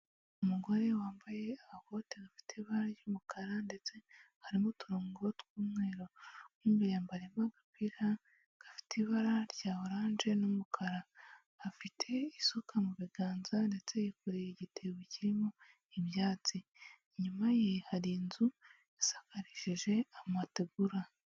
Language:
Kinyarwanda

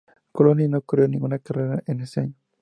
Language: Spanish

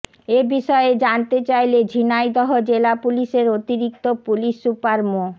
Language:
Bangla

